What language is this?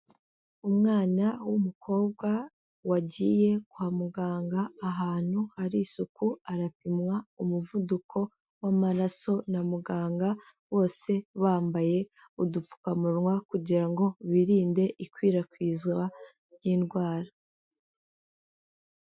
Kinyarwanda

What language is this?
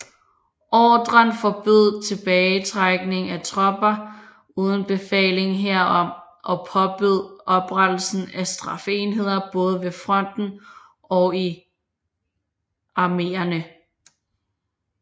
Danish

